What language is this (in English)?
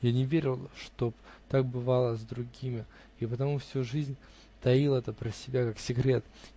Russian